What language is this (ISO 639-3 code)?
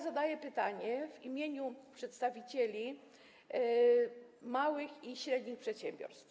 pol